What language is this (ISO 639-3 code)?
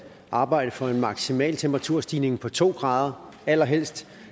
dan